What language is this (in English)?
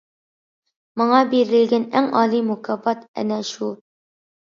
Uyghur